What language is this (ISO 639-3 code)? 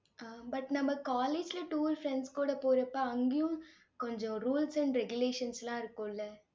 tam